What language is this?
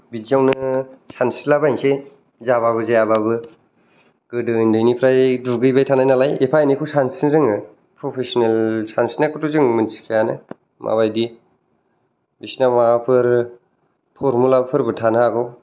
Bodo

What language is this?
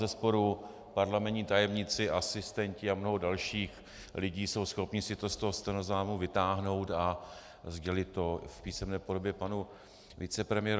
Czech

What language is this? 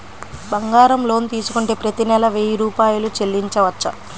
Telugu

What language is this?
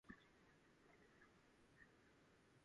Japanese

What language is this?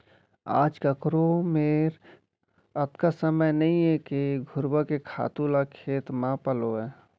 Chhattisgarhi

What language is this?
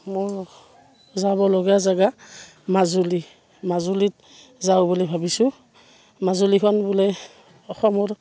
Assamese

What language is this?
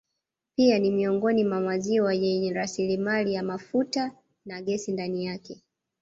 Swahili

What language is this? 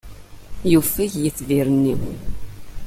Kabyle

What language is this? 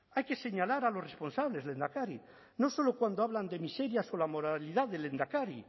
Spanish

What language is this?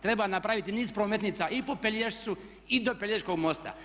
Croatian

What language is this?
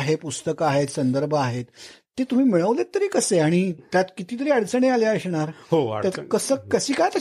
Marathi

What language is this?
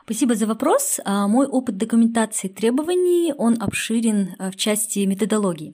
Russian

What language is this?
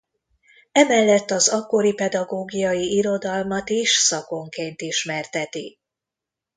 Hungarian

